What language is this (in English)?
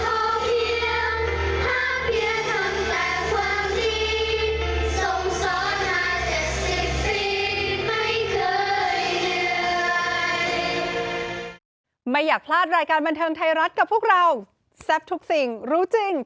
Thai